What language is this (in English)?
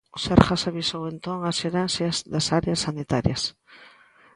Galician